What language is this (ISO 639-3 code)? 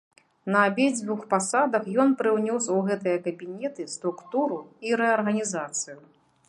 bel